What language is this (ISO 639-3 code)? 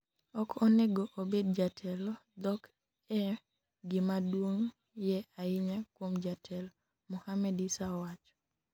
luo